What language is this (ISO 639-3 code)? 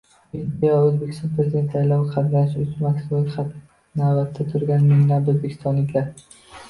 uzb